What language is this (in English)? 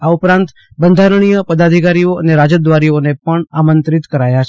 Gujarati